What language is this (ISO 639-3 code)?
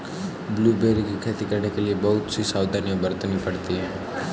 hin